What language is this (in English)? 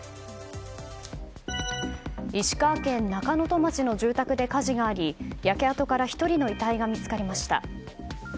Japanese